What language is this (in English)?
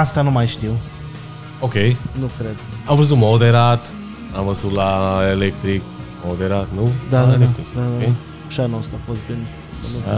Romanian